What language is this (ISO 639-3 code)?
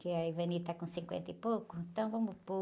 por